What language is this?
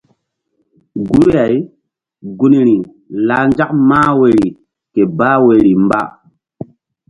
Mbum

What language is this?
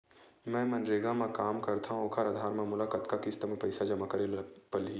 Chhattisgarhi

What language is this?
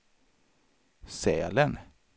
Swedish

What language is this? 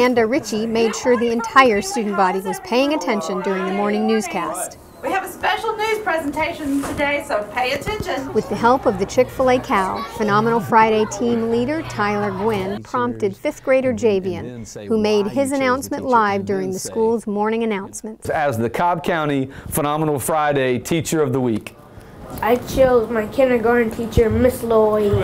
English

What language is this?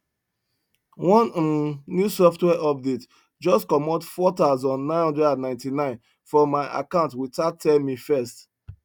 Nigerian Pidgin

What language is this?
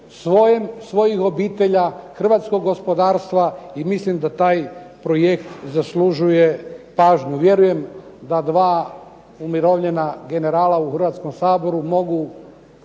Croatian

